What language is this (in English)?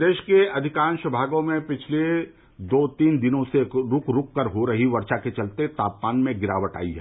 Hindi